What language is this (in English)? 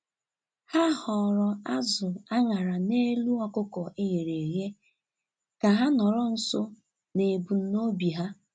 Igbo